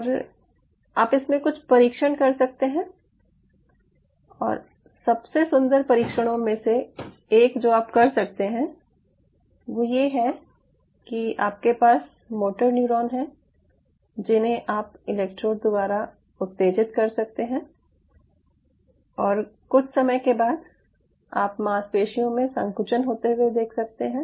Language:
Hindi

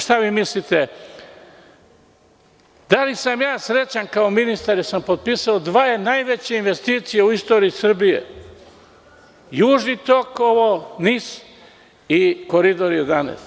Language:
Serbian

